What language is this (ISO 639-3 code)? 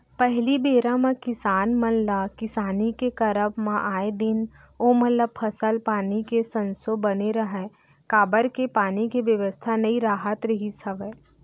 hne